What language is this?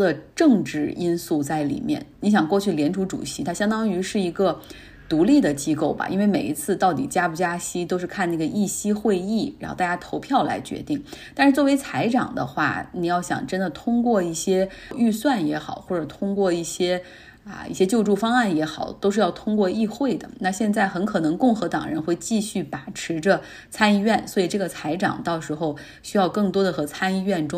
Chinese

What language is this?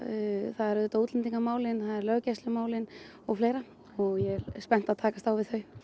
Icelandic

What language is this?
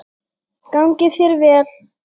Icelandic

